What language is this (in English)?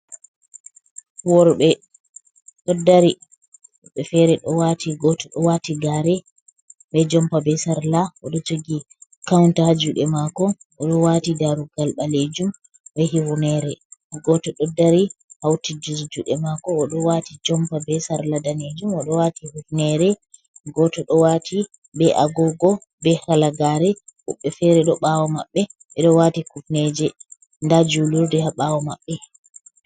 Fula